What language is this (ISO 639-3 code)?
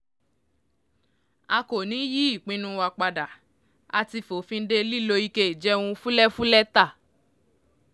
yor